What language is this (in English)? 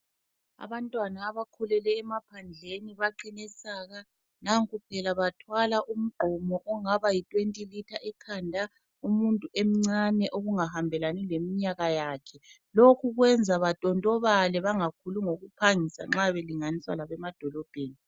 North Ndebele